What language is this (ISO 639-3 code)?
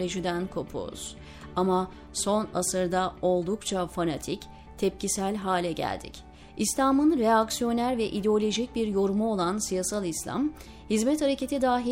tur